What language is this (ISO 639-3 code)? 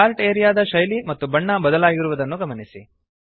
kan